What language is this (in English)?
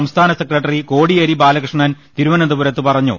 Malayalam